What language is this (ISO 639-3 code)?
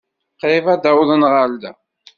kab